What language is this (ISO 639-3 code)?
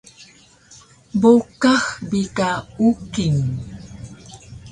trv